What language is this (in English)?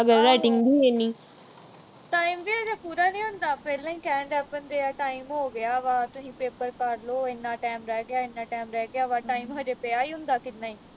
Punjabi